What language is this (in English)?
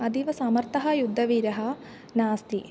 Sanskrit